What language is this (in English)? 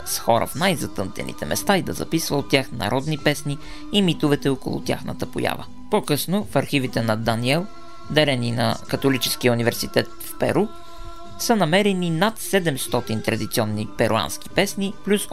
Bulgarian